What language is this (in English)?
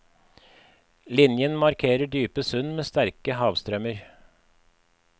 Norwegian